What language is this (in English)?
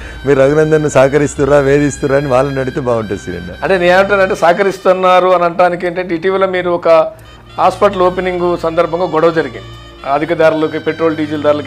Hindi